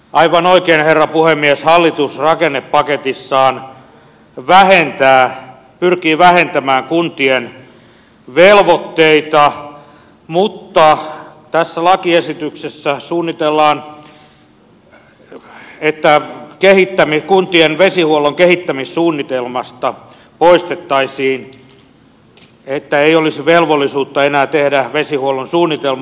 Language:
Finnish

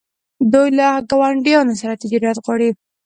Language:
Pashto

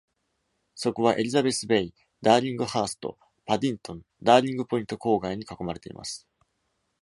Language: Japanese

